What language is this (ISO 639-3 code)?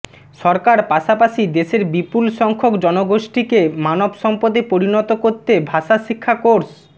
ben